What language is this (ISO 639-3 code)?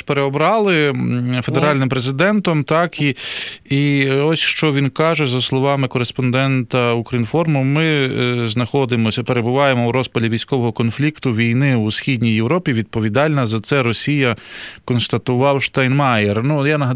ukr